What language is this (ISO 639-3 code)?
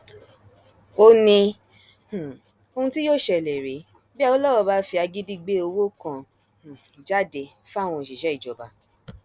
yor